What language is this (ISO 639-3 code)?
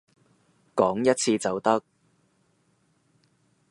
yue